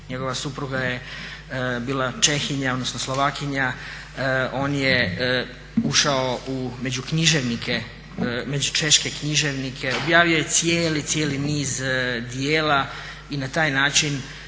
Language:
Croatian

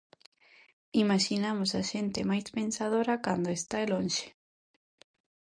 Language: Galician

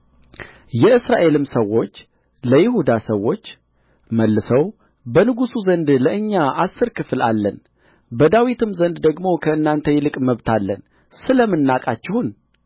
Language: Amharic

